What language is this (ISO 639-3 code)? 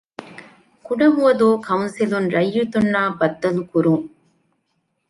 div